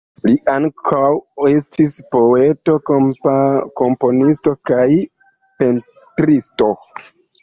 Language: Esperanto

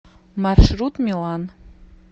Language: Russian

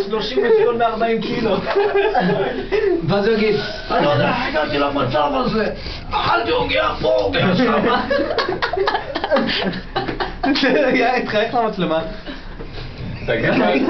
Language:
Hebrew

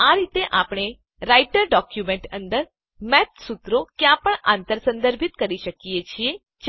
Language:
Gujarati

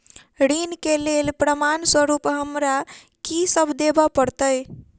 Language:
Maithili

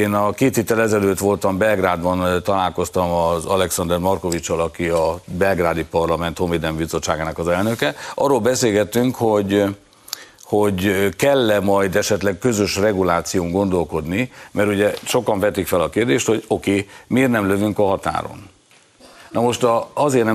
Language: Hungarian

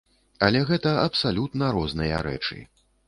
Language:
Belarusian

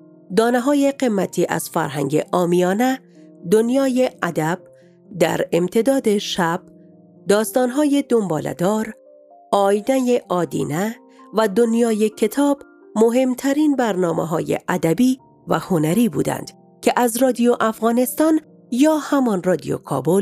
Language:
Persian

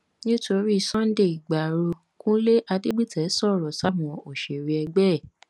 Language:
Yoruba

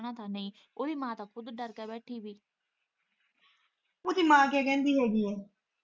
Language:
Punjabi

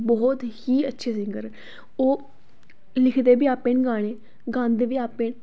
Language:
Dogri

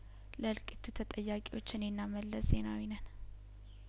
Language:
Amharic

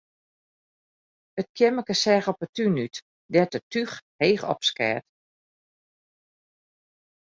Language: Western Frisian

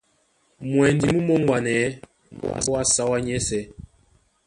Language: Duala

